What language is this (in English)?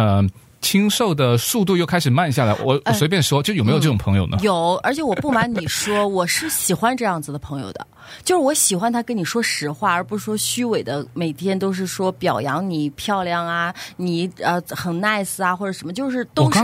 Chinese